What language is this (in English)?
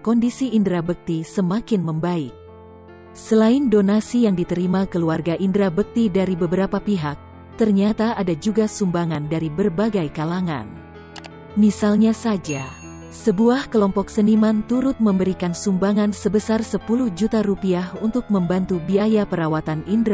Indonesian